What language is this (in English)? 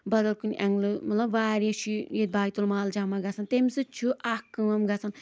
Kashmiri